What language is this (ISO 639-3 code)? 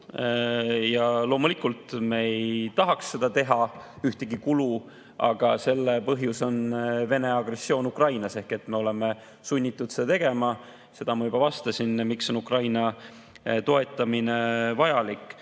est